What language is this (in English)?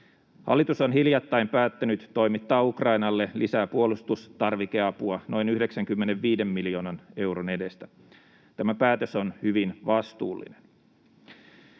Finnish